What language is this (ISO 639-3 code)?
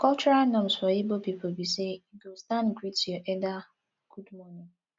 pcm